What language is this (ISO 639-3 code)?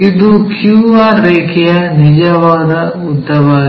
kan